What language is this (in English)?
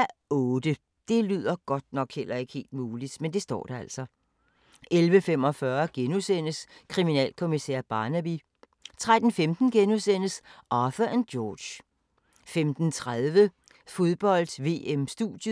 Danish